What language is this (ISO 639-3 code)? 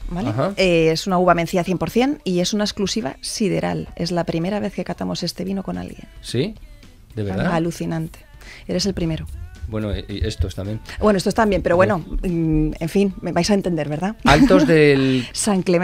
spa